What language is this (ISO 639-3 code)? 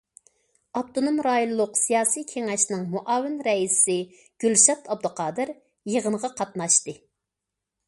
uig